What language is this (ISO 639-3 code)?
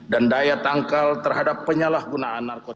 ind